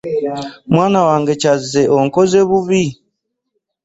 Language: Ganda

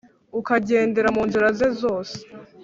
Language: Kinyarwanda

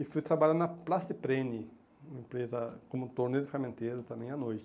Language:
Portuguese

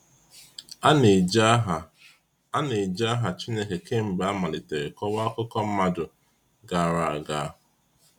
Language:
Igbo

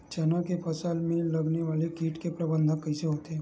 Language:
Chhattisgarhi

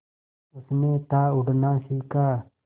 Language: Hindi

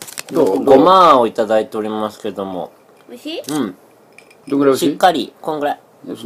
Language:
Japanese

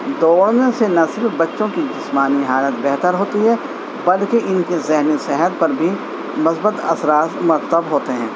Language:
Urdu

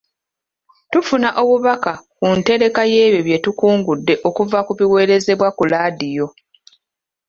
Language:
Ganda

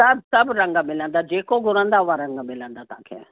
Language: Sindhi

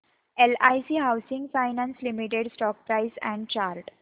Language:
Marathi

